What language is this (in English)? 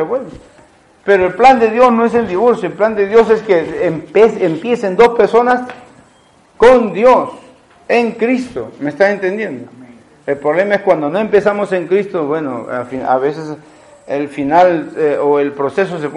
Spanish